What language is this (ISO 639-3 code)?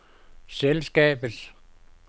dan